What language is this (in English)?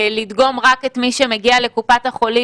Hebrew